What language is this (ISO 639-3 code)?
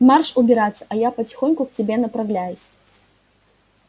rus